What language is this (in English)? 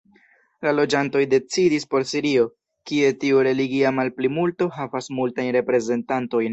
Esperanto